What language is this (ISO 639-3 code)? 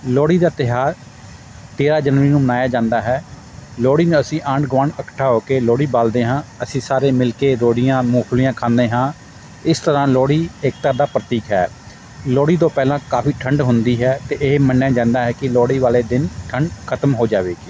pan